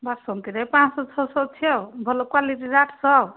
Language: Odia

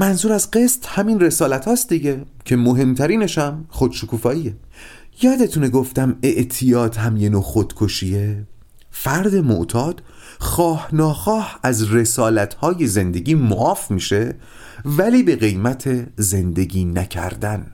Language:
Persian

